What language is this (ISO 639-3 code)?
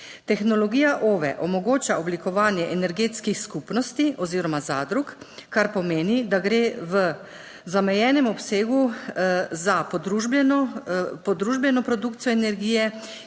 slv